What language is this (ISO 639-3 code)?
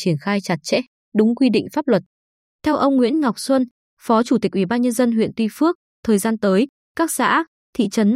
vie